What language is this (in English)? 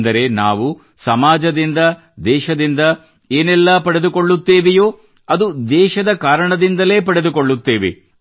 Kannada